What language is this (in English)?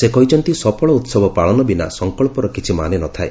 Odia